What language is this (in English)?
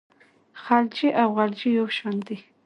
Pashto